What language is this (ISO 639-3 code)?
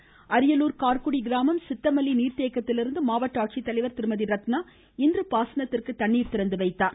tam